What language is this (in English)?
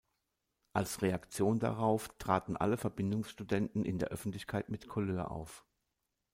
German